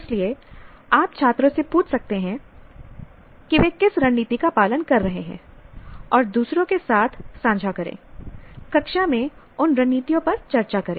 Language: Hindi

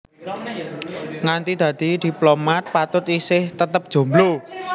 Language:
Javanese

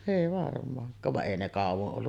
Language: Finnish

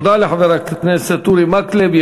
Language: Hebrew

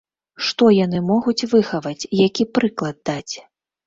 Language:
Belarusian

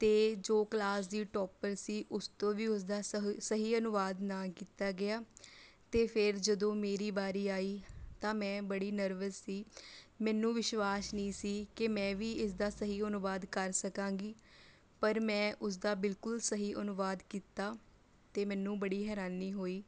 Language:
Punjabi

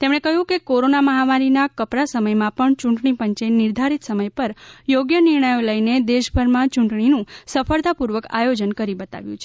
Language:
Gujarati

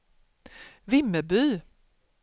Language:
Swedish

